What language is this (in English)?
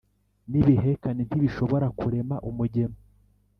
Kinyarwanda